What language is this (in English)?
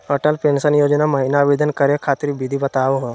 Magahi